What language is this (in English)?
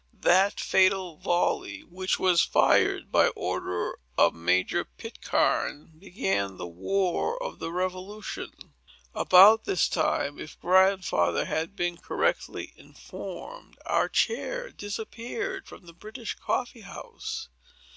English